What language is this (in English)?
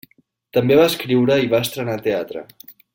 Catalan